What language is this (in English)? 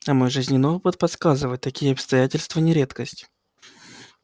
Russian